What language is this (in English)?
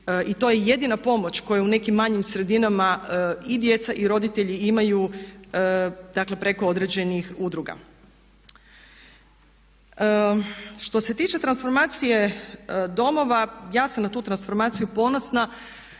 Croatian